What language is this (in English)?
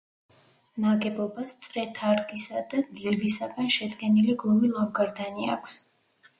Georgian